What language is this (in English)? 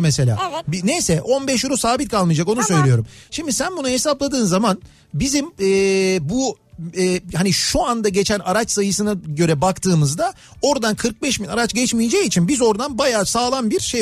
Turkish